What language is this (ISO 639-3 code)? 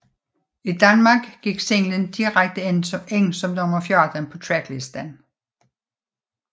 dan